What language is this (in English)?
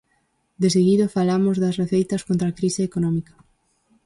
Galician